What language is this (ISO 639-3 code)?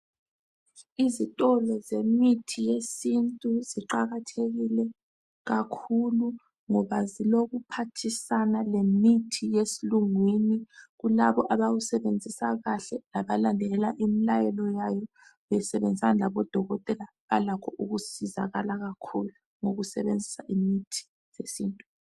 nde